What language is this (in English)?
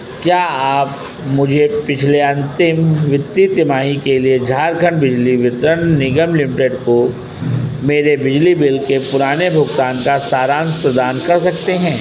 Hindi